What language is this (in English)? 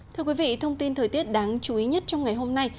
Vietnamese